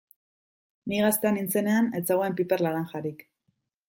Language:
Basque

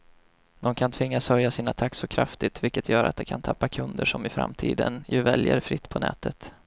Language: Swedish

